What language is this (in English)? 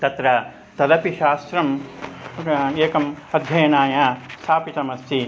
Sanskrit